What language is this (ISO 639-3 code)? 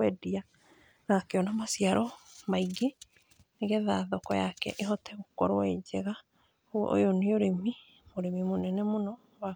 kik